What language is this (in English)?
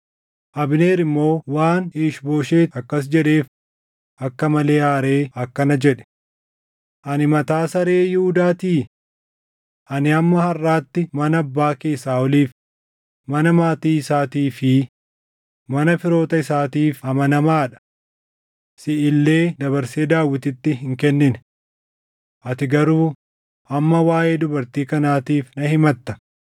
Oromo